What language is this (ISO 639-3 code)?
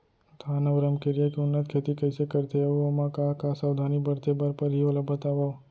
hne